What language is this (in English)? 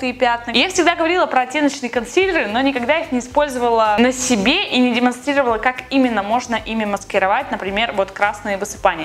Russian